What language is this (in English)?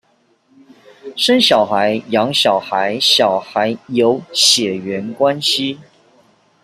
Chinese